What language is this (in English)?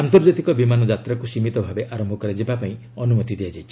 Odia